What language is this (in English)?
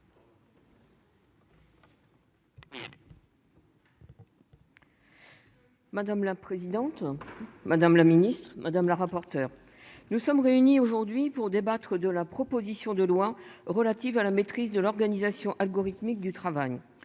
French